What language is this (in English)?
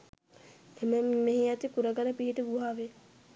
Sinhala